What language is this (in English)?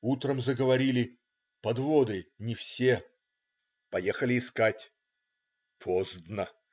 Russian